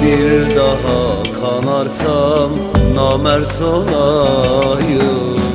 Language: Turkish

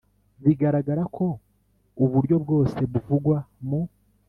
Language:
Kinyarwanda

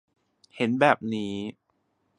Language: Thai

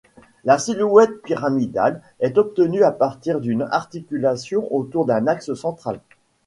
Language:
French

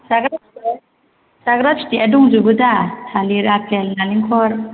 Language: Bodo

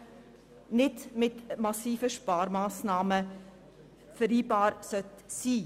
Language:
Swiss German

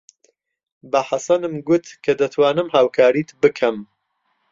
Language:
Central Kurdish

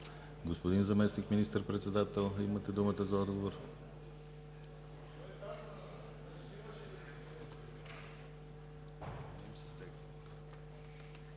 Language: Bulgarian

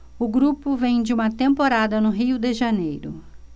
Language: Portuguese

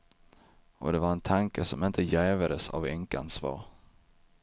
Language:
Swedish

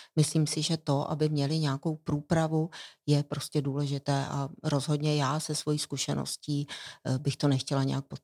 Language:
Czech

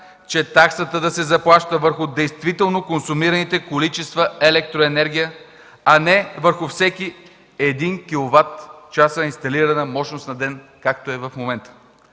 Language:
Bulgarian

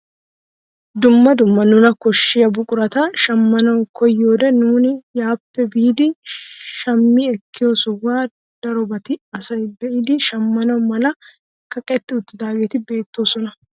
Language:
Wolaytta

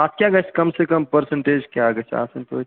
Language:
Kashmiri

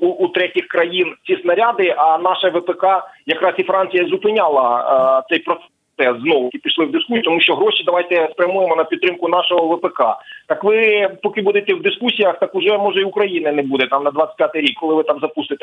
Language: Ukrainian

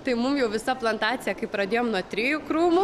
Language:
Lithuanian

